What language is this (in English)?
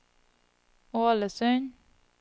Norwegian